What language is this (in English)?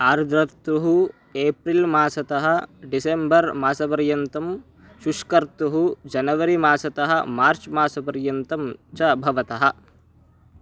Sanskrit